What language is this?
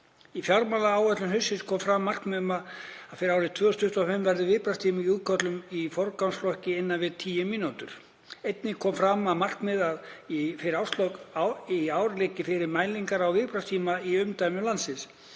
Icelandic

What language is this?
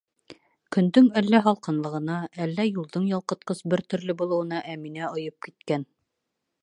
Bashkir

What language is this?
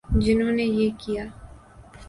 Urdu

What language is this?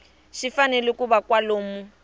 Tsonga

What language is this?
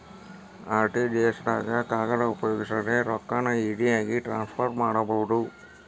Kannada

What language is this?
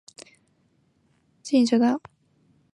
Chinese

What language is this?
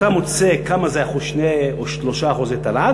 Hebrew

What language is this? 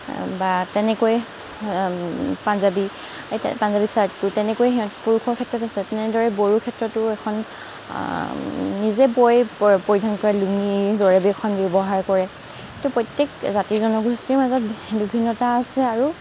Assamese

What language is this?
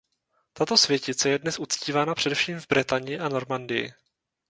Czech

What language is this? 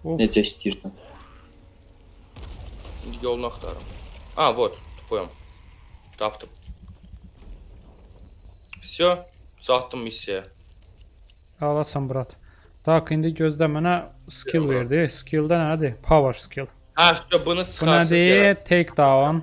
Turkish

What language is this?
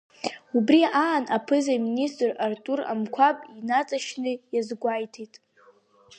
Abkhazian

